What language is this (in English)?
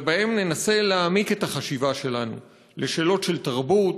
Hebrew